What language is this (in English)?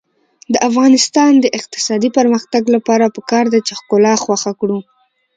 Pashto